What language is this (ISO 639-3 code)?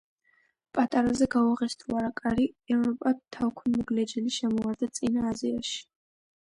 kat